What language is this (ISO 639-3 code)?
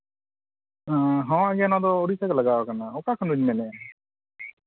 sat